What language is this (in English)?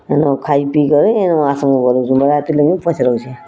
Odia